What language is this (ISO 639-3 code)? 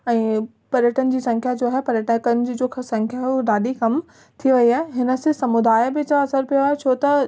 snd